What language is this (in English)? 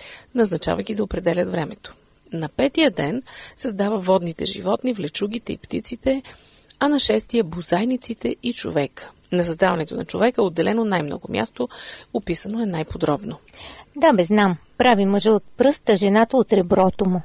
Bulgarian